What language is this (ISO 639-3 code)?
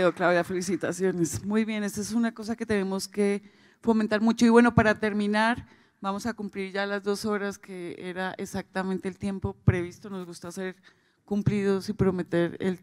spa